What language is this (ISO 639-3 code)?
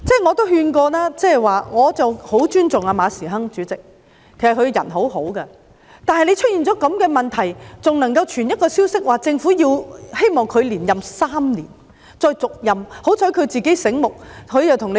yue